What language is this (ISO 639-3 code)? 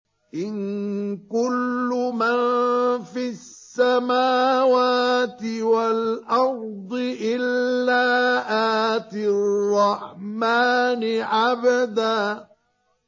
ara